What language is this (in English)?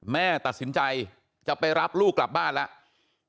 Thai